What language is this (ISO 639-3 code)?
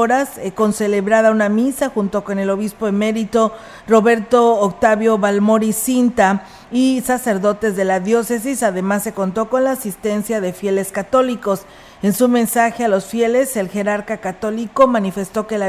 spa